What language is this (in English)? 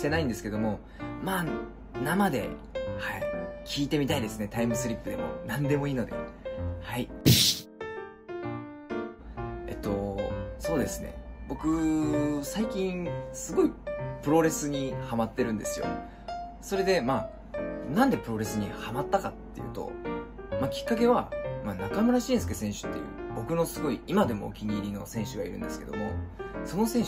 Japanese